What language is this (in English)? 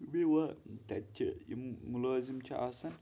Kashmiri